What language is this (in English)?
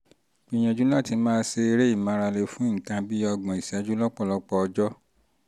Yoruba